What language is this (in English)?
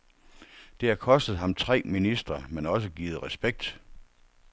Danish